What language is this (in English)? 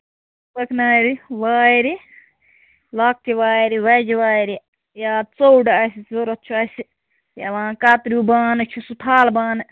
Kashmiri